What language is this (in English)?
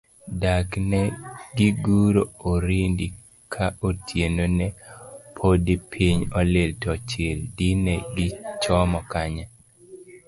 Luo (Kenya and Tanzania)